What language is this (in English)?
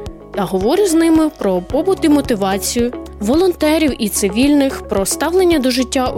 Ukrainian